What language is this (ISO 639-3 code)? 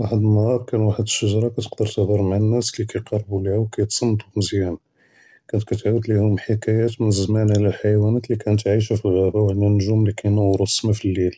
jrb